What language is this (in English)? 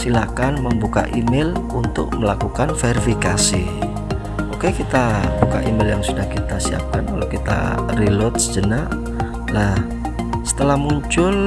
Indonesian